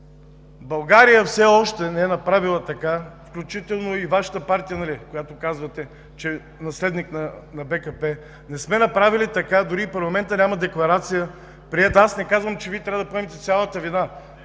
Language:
Bulgarian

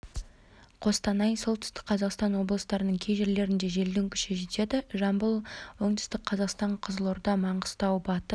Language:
Kazakh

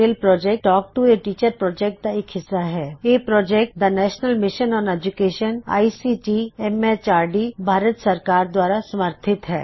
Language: Punjabi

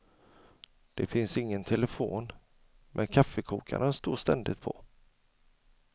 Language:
Swedish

